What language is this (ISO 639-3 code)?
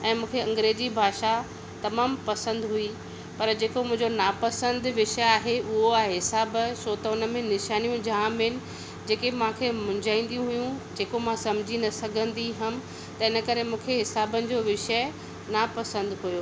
snd